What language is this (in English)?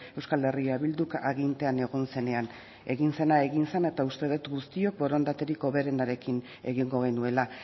Basque